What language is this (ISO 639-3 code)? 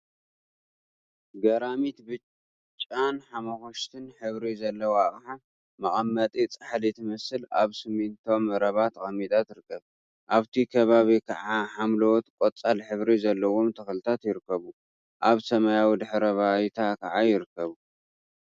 tir